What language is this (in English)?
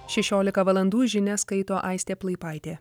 Lithuanian